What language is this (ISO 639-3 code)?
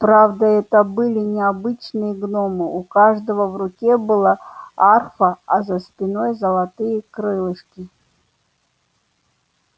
rus